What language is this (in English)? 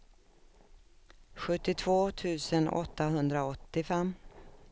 Swedish